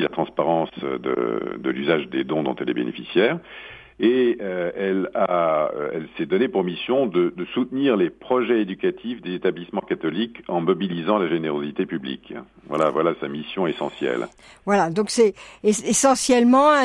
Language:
French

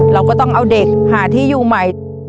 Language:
Thai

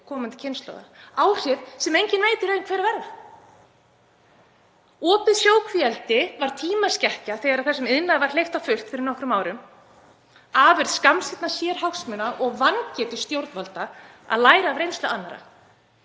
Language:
Icelandic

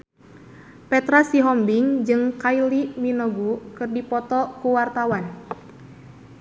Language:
Sundanese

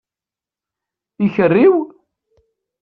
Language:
Kabyle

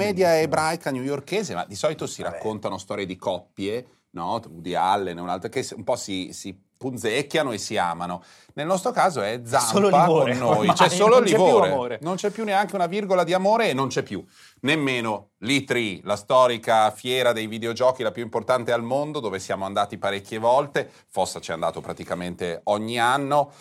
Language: Italian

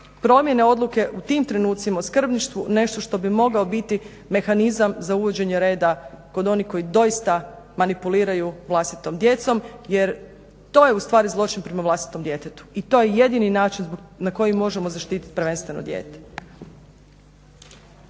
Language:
Croatian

